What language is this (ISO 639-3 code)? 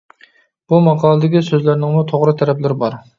uig